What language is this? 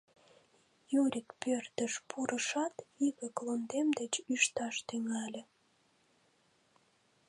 Mari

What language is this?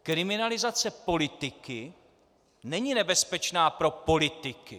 Czech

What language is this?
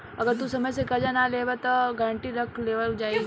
Bhojpuri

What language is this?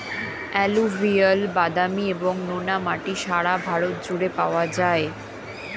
Bangla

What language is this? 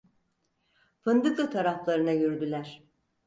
Turkish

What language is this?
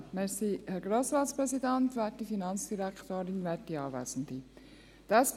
Swiss German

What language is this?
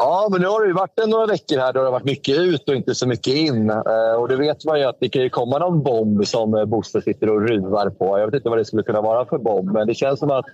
Swedish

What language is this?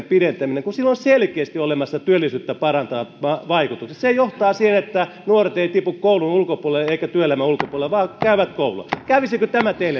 Finnish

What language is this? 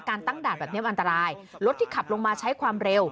Thai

